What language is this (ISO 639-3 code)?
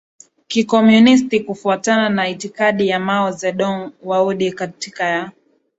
swa